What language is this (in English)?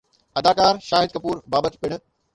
Sindhi